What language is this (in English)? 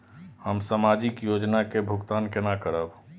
Maithili